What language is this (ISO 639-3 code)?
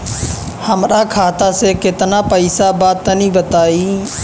bho